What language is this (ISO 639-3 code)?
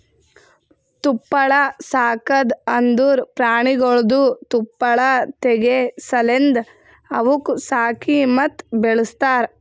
kan